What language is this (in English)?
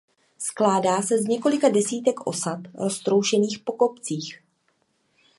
Czech